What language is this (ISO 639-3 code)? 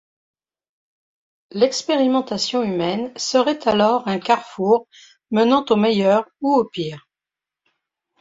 fra